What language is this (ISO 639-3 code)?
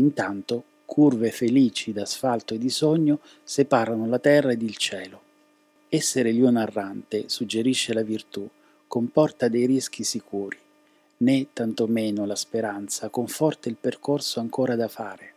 ita